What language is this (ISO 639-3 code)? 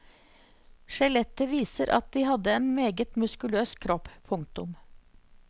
nor